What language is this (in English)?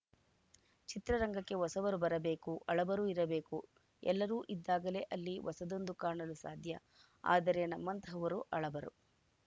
Kannada